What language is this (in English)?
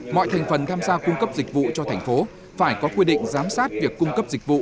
Vietnamese